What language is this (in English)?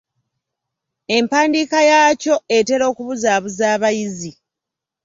Ganda